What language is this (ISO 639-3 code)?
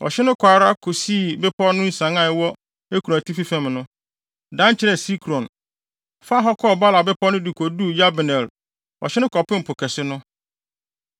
aka